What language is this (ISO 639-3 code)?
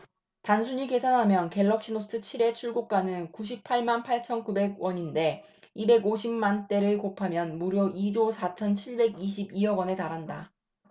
kor